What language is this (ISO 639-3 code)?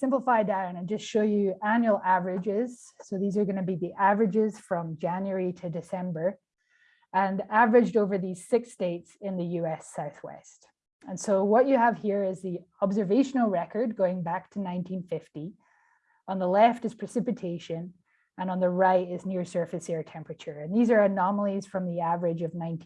eng